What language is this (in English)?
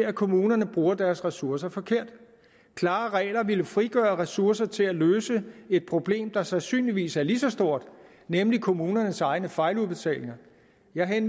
Danish